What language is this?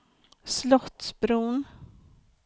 Swedish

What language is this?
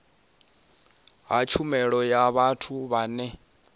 Venda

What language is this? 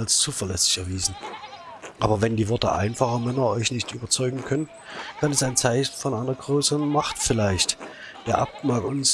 German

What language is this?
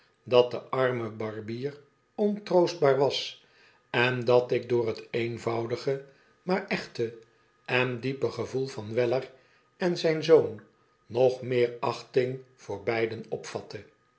Dutch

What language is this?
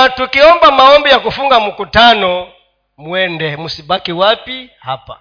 Swahili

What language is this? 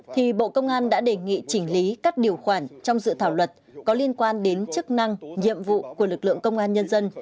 Vietnamese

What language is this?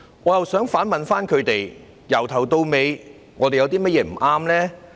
Cantonese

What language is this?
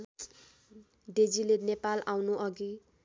Nepali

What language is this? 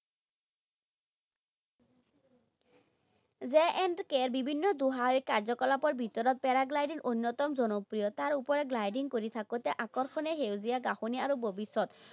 Assamese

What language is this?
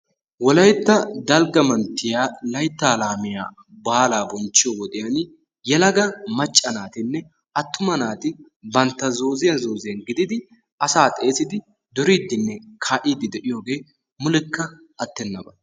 Wolaytta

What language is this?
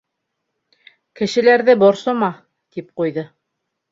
Bashkir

